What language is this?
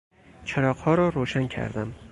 Persian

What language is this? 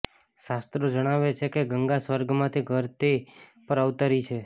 Gujarati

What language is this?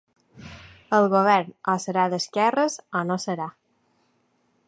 Catalan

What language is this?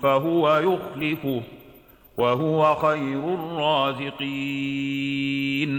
Arabic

